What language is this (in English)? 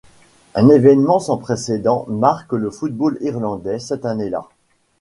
French